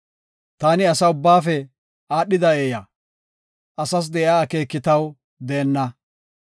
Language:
Gofa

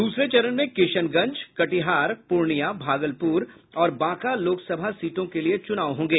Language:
Hindi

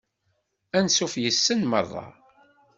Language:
Kabyle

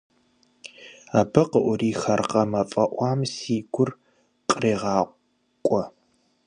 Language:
Kabardian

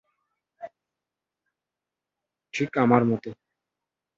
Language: Bangla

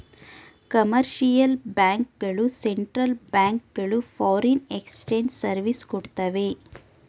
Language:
Kannada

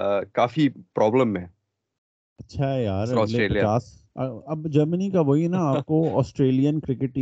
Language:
Urdu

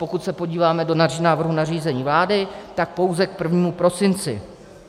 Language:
Czech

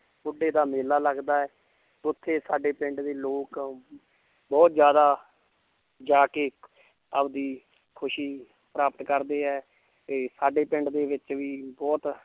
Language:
Punjabi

